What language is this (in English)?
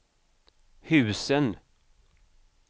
Swedish